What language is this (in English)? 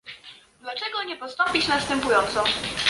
Polish